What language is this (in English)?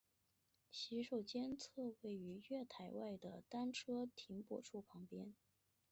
Chinese